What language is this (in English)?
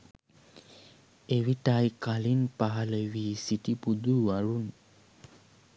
Sinhala